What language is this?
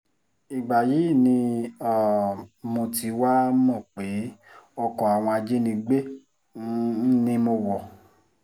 Yoruba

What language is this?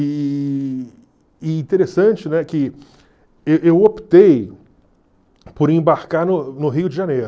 Portuguese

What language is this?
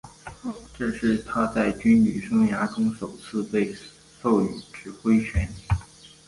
Chinese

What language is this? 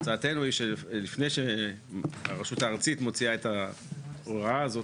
Hebrew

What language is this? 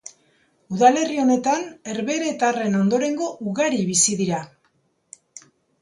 Basque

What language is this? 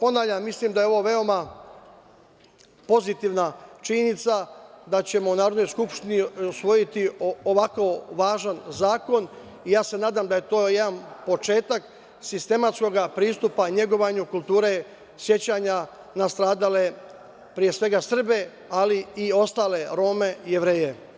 Serbian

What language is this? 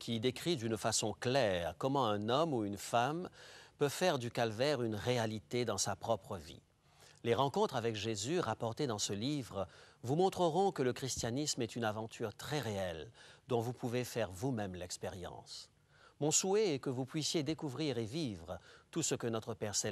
French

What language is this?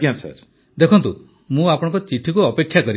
Odia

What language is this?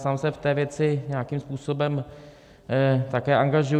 Czech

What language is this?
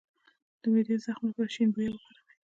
Pashto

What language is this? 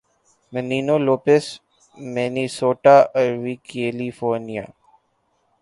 Urdu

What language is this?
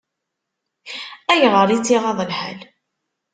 Kabyle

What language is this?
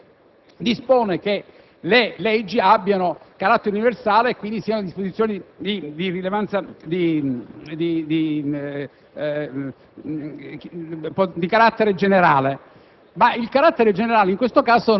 Italian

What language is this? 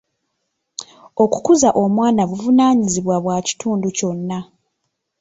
Ganda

